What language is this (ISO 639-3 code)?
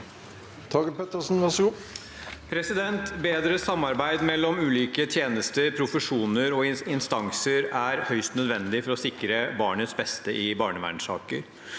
nor